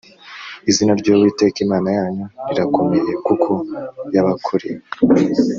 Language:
Kinyarwanda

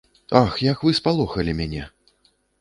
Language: Belarusian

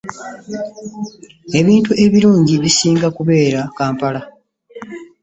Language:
Ganda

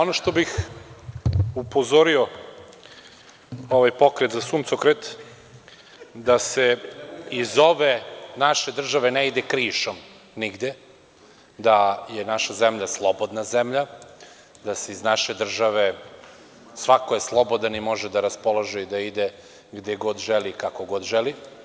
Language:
Serbian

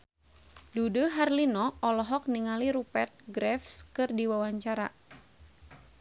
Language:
Sundanese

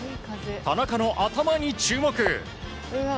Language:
Japanese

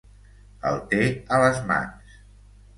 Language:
Catalan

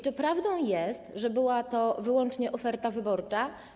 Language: Polish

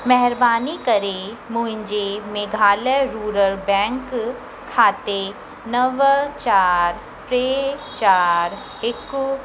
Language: Sindhi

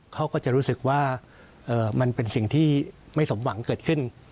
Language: Thai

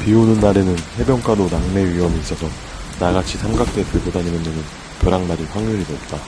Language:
Korean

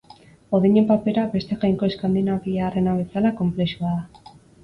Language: Basque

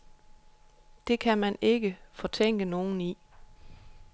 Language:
Danish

